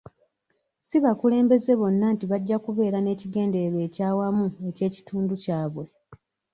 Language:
Ganda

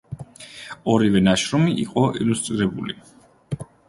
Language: Georgian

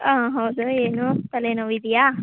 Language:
Kannada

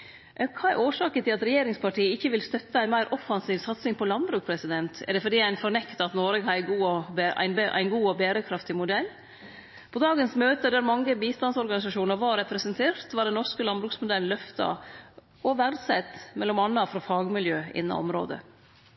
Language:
Norwegian Nynorsk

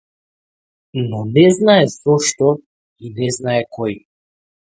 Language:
Macedonian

